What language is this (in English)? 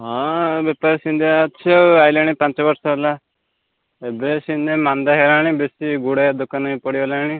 Odia